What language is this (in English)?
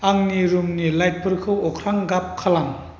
Bodo